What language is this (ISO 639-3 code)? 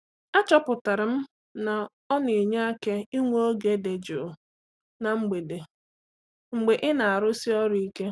ibo